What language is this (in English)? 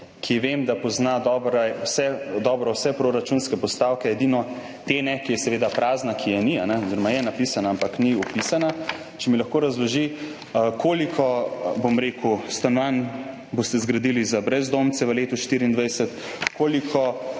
Slovenian